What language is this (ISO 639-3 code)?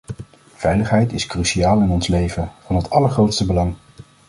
nld